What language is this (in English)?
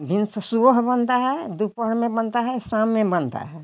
Hindi